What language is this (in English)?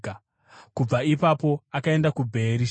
Shona